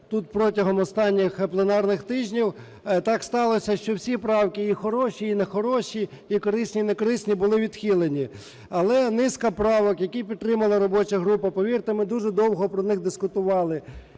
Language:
Ukrainian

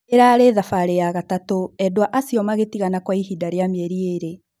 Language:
Kikuyu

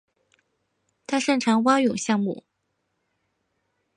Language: Chinese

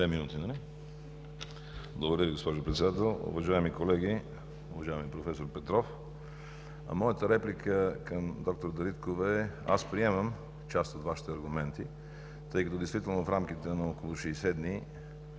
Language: Bulgarian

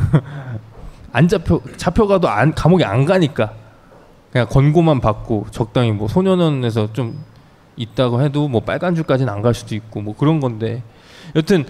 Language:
Korean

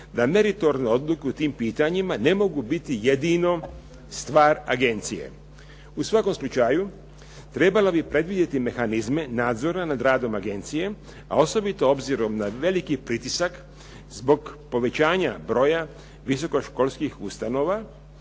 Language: Croatian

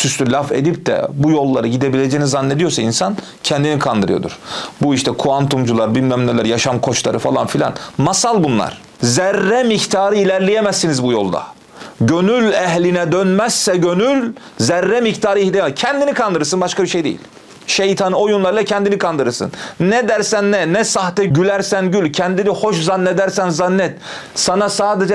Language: Turkish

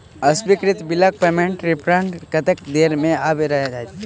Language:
Maithili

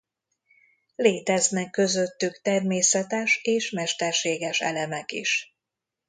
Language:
Hungarian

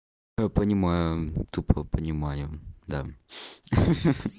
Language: Russian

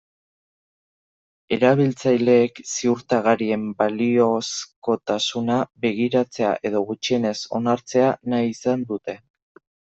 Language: Basque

